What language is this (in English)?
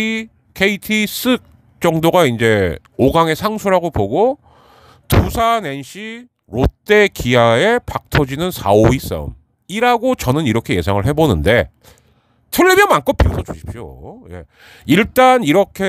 Korean